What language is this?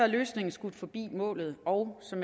Danish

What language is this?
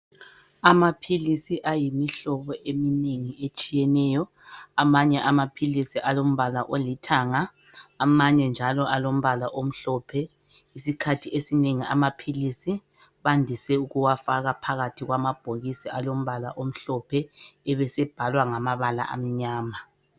North Ndebele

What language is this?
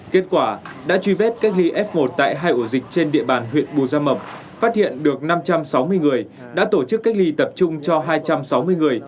Vietnamese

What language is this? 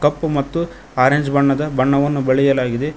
Kannada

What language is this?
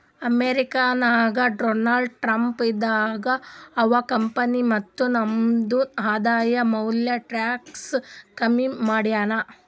Kannada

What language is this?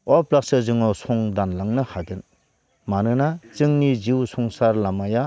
Bodo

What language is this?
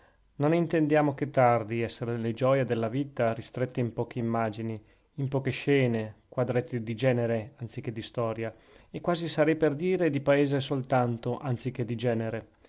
Italian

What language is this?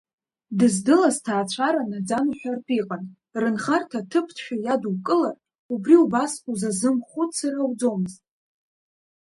Abkhazian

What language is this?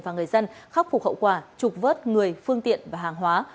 Vietnamese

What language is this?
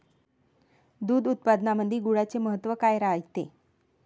Marathi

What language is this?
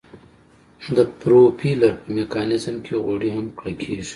Pashto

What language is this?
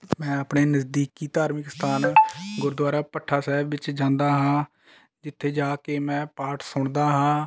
Punjabi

